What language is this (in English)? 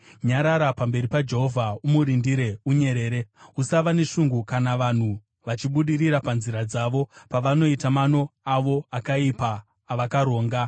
Shona